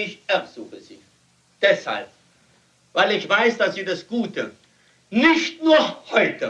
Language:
German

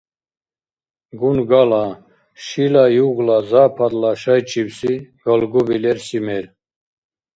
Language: Dargwa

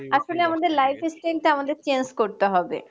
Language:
Bangla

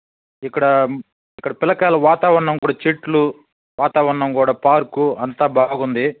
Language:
Telugu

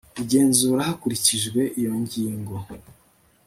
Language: Kinyarwanda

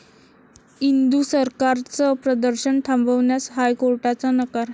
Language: Marathi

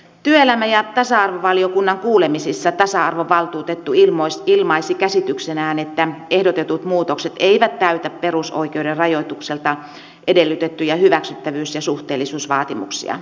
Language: Finnish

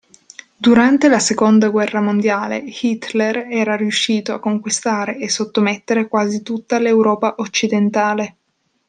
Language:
Italian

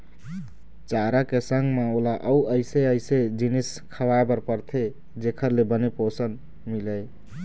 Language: Chhattisgarhi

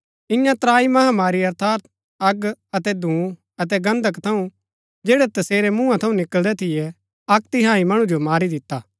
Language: Gaddi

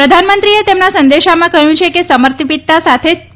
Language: Gujarati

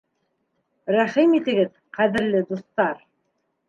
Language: Bashkir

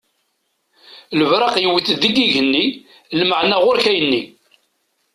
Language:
Kabyle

